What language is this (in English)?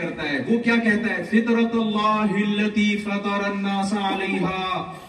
Urdu